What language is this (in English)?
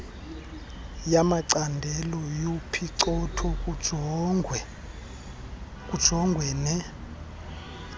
Xhosa